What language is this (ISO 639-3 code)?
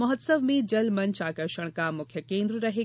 hin